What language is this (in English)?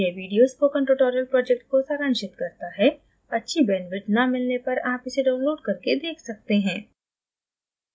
Hindi